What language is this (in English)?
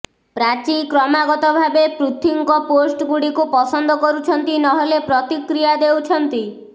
Odia